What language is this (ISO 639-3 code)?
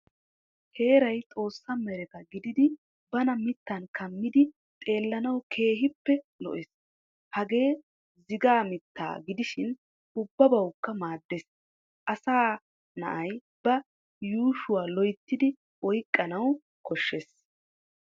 wal